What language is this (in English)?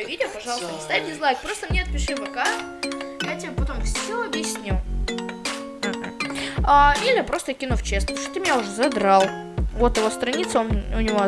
Russian